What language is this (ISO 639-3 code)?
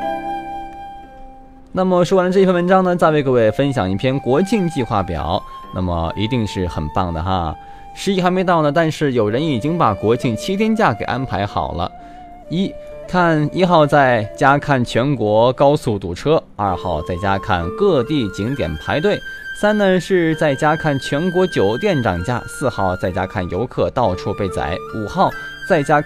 zho